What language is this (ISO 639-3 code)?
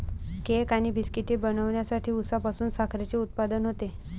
mar